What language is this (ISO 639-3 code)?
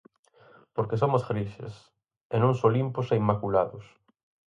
glg